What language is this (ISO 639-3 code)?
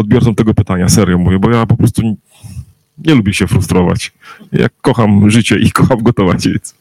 pol